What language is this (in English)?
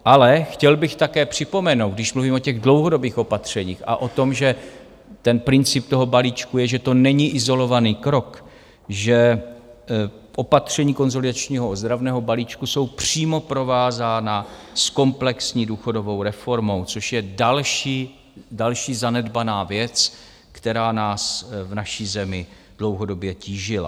Czech